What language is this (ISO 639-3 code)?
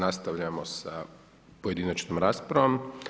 hrv